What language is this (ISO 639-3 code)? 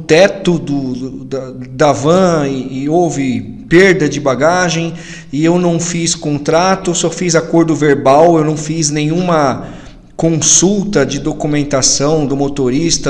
por